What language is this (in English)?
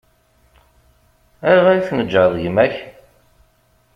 Kabyle